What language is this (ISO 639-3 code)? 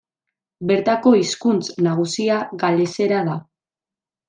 eus